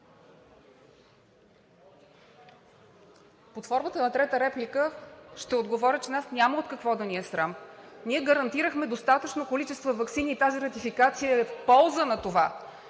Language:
Bulgarian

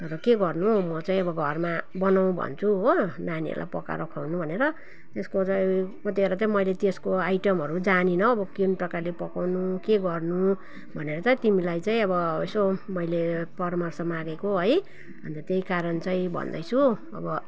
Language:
Nepali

